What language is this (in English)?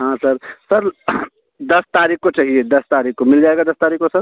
Hindi